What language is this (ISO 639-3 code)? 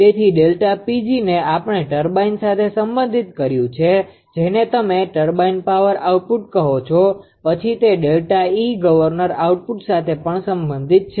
guj